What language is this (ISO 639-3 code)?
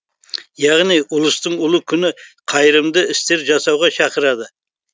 kaz